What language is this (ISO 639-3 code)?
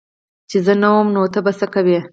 pus